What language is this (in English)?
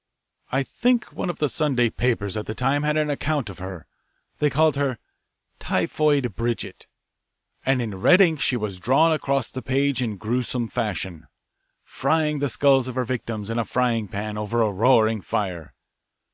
English